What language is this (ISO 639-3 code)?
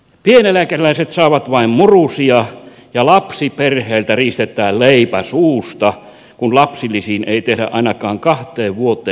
fin